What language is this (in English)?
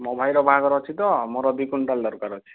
Odia